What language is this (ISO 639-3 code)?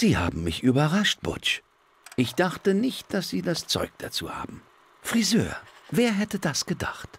deu